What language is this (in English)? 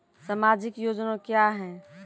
Maithili